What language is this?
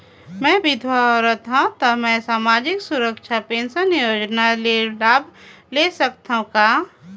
Chhattisgarhi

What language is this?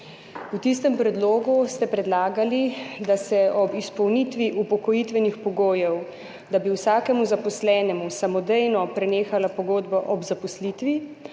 Slovenian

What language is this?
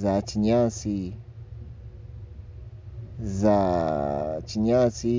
Nyankole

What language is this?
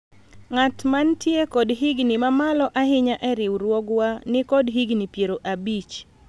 Luo (Kenya and Tanzania)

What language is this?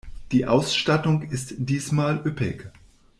German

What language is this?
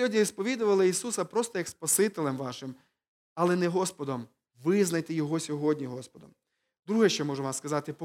Ukrainian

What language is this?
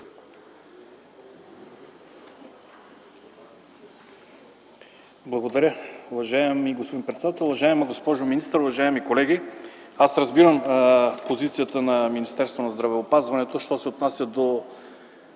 Bulgarian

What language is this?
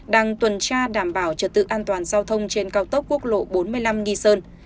Vietnamese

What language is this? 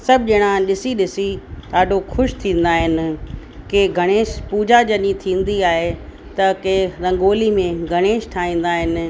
Sindhi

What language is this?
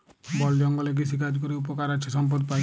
Bangla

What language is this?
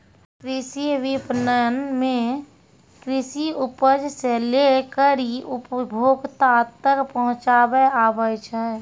Maithili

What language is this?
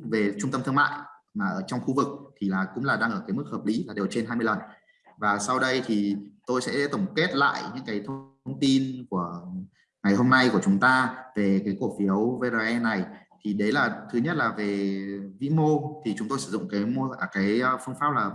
Vietnamese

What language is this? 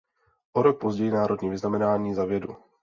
Czech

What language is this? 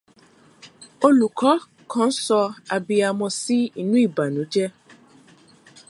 Yoruba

